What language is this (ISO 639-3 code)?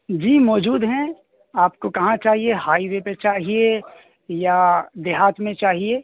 urd